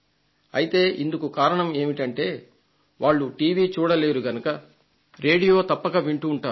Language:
Telugu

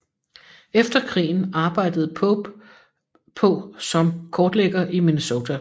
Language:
Danish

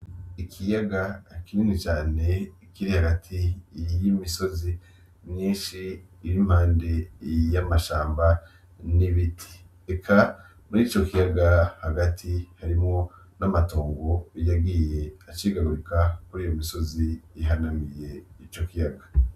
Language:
Rundi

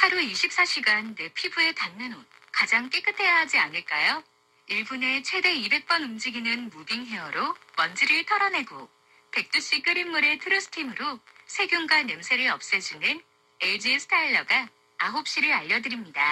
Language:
Korean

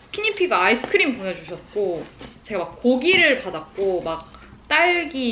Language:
Korean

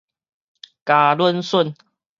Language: Min Nan Chinese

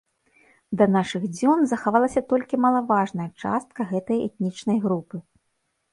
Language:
Belarusian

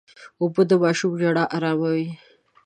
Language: Pashto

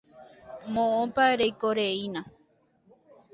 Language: Guarani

